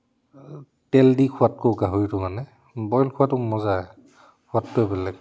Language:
Assamese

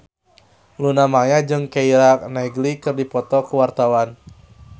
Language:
Sundanese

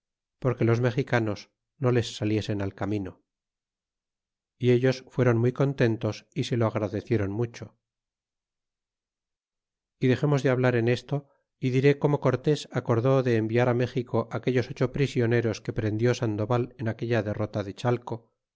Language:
Spanish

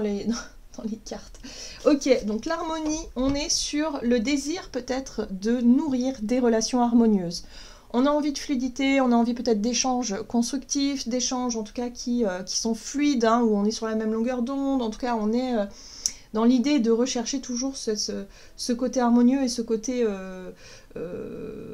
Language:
French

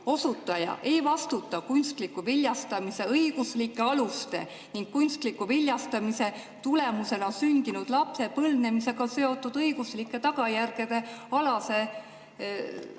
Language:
Estonian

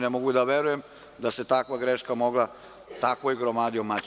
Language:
Serbian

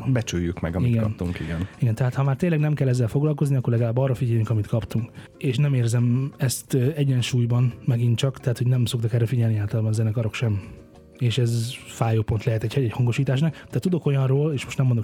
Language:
Hungarian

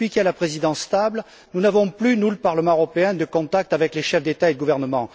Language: French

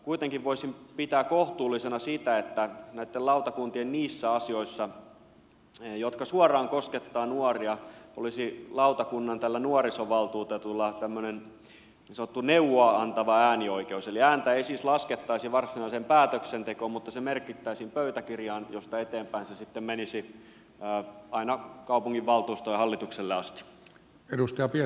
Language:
Finnish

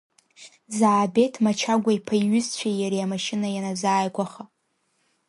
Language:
Abkhazian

